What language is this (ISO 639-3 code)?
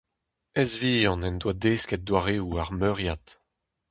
bre